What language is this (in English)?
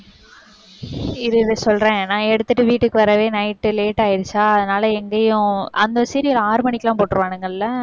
Tamil